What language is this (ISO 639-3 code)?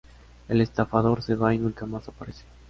spa